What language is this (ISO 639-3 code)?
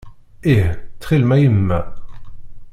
kab